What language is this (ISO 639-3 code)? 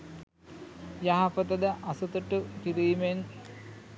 sin